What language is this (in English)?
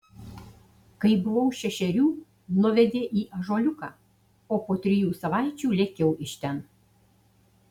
Lithuanian